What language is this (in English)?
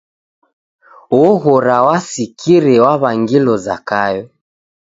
Taita